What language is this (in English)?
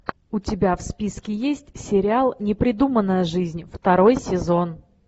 Russian